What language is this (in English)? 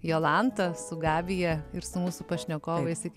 Lithuanian